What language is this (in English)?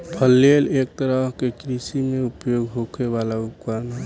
Bhojpuri